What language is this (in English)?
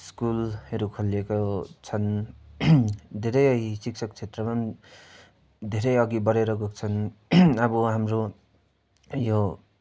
Nepali